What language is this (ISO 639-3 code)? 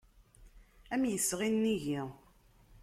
kab